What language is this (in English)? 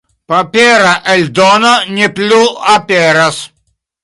Esperanto